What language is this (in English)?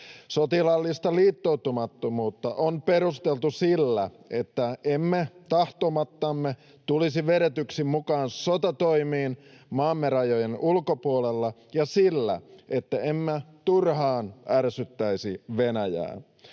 Finnish